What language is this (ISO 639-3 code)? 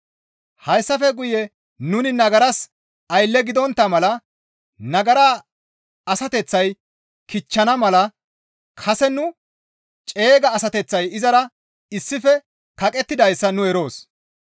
gmv